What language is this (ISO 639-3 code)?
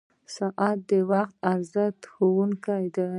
pus